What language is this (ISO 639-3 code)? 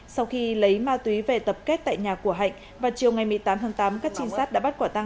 vie